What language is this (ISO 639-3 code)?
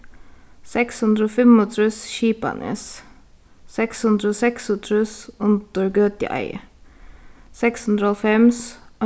fao